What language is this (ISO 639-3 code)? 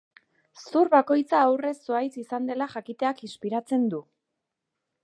eus